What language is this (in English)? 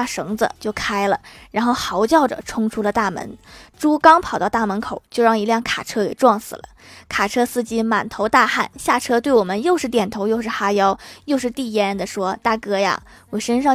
Chinese